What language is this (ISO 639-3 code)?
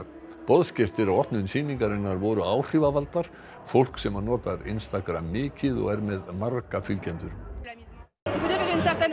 isl